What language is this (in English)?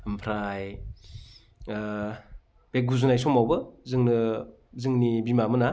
Bodo